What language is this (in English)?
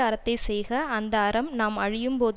Tamil